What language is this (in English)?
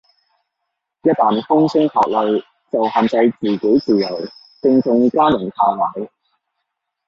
Cantonese